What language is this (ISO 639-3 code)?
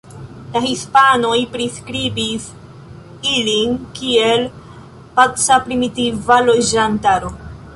epo